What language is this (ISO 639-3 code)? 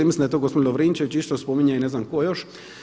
hrv